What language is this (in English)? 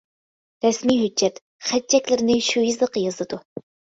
Uyghur